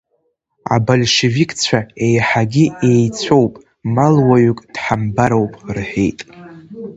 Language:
Abkhazian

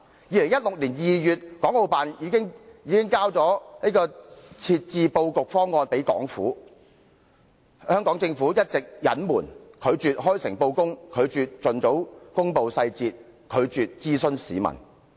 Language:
Cantonese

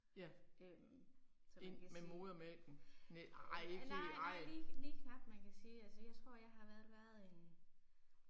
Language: Danish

